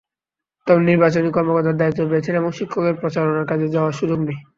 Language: Bangla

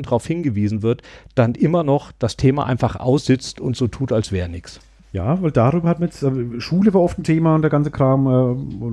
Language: German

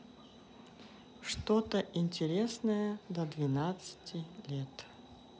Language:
Russian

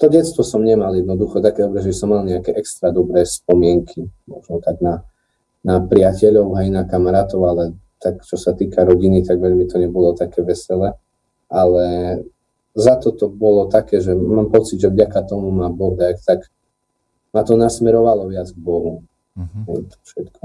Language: Slovak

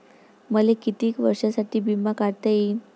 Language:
Marathi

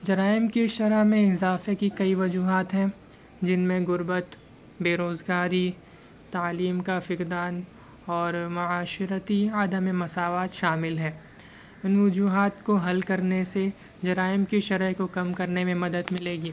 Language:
Urdu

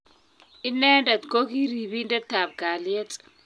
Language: Kalenjin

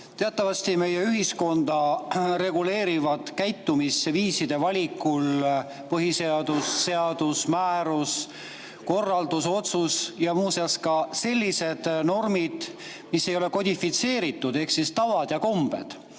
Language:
Estonian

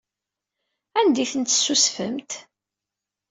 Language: Kabyle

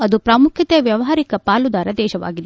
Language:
Kannada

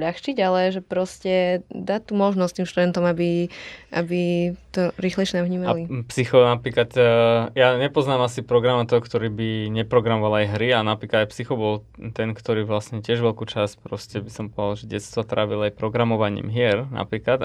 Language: Slovak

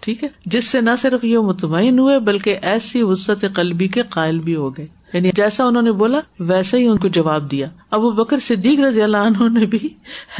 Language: Urdu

